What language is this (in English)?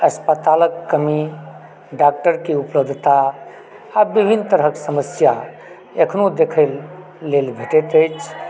Maithili